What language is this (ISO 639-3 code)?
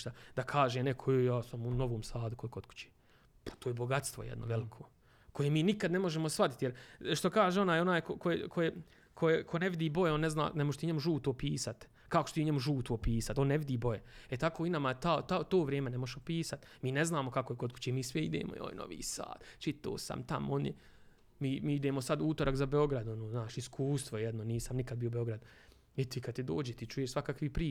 hrv